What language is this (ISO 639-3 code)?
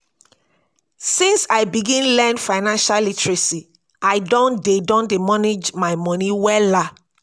pcm